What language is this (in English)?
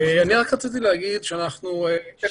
Hebrew